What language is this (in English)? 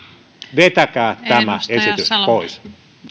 Finnish